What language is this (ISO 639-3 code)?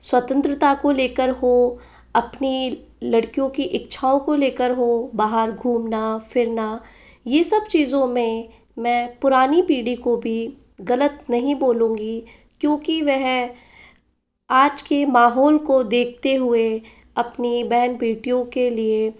hin